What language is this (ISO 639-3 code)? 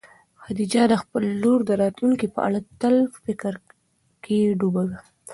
pus